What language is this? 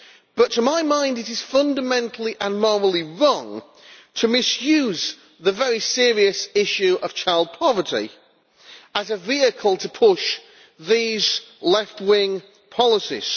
English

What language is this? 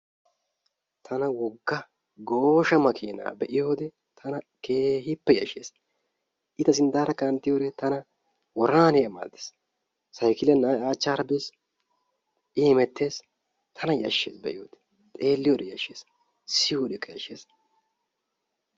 Wolaytta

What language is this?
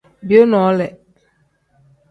Tem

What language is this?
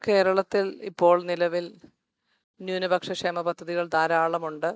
Malayalam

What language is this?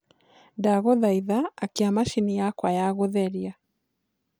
Kikuyu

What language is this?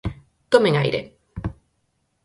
Galician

